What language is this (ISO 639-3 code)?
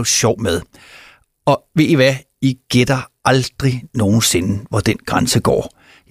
dan